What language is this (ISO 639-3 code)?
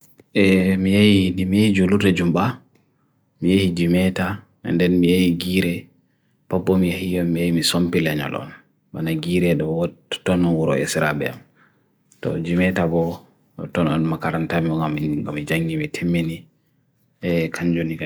fui